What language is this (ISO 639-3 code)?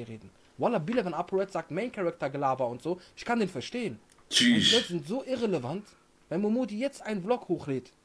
deu